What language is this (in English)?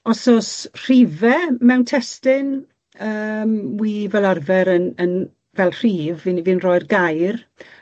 Welsh